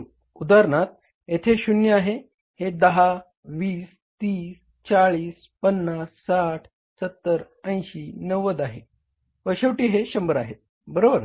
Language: Marathi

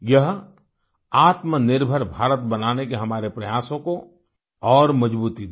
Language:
Hindi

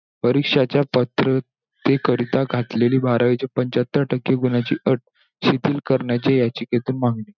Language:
Marathi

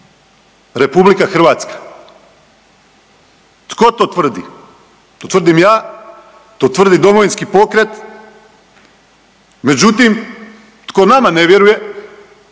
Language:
Croatian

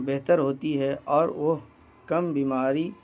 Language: Urdu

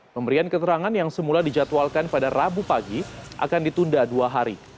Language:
Indonesian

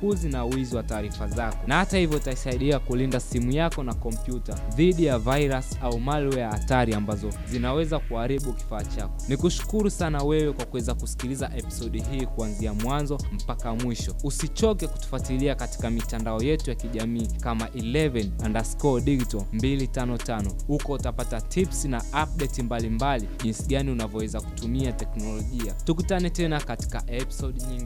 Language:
Swahili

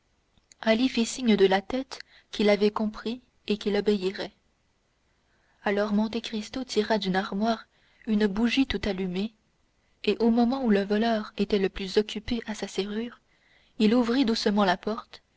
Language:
French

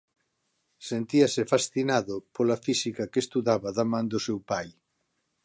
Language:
Galician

